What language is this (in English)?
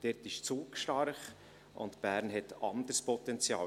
Swiss German